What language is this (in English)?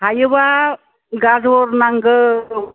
Bodo